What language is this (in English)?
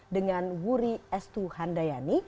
Indonesian